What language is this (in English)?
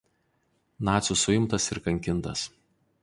Lithuanian